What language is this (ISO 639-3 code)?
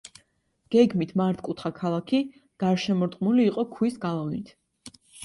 kat